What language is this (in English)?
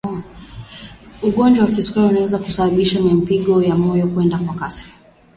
Swahili